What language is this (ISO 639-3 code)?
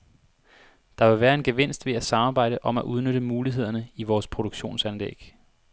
dan